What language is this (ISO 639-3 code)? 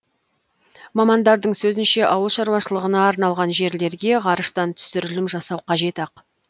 kaz